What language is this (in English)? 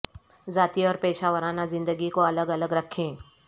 Urdu